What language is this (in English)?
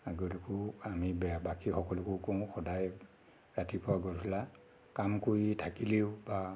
Assamese